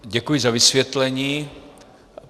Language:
Czech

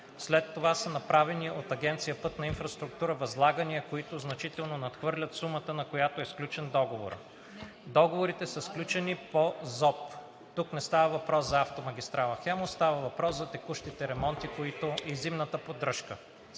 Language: Bulgarian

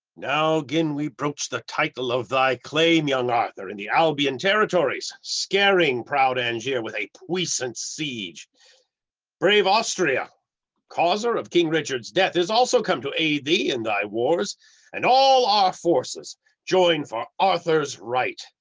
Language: English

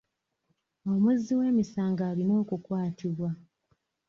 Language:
Ganda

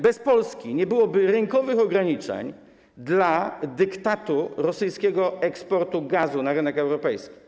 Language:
Polish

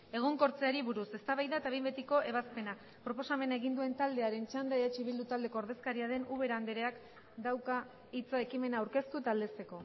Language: Basque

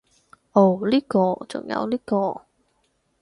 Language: Cantonese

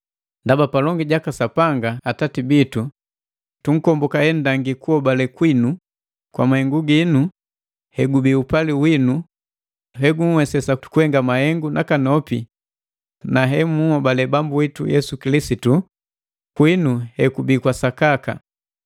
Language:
Matengo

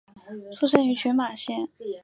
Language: Chinese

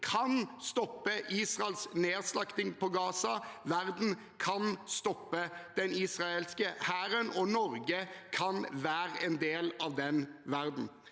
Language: Norwegian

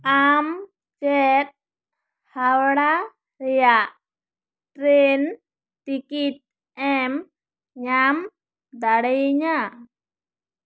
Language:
Santali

